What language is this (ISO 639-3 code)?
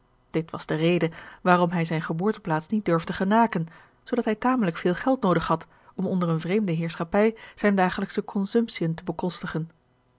nld